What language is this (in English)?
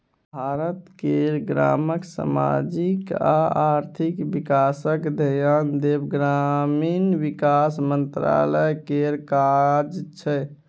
Maithili